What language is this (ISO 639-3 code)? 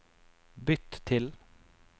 nor